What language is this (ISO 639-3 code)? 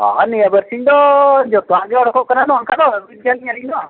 sat